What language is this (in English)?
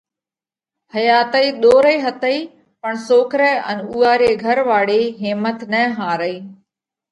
Parkari Koli